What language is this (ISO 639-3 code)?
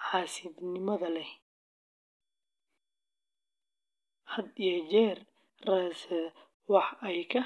som